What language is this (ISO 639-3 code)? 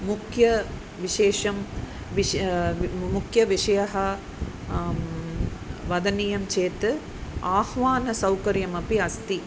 san